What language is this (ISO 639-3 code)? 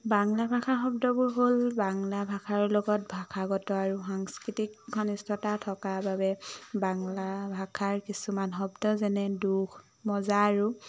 asm